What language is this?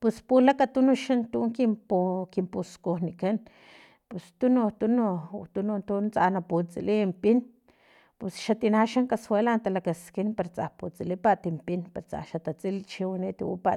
Filomena Mata-Coahuitlán Totonac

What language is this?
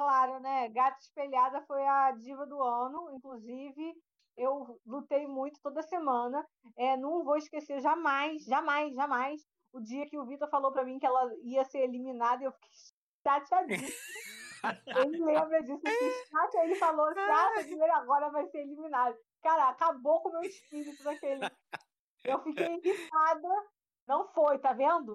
Portuguese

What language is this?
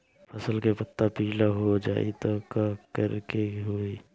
Bhojpuri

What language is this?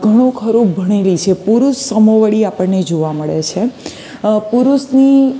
Gujarati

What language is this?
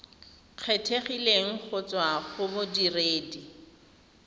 Tswana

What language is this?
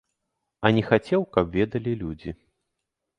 Belarusian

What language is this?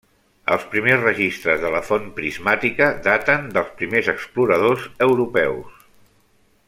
Catalan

